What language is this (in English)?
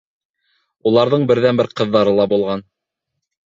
Bashkir